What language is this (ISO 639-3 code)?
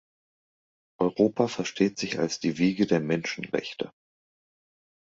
deu